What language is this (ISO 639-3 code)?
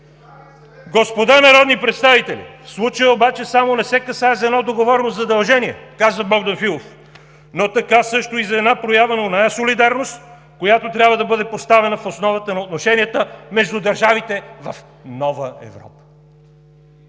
bul